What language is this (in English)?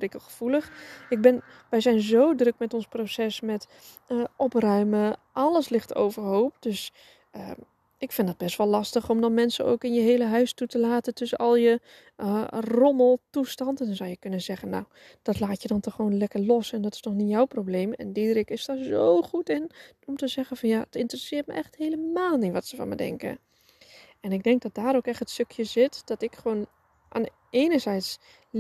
Dutch